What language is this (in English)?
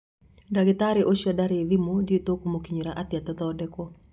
Kikuyu